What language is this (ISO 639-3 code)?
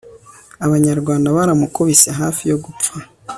kin